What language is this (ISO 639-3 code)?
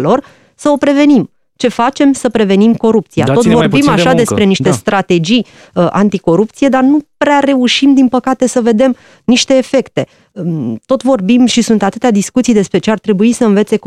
ron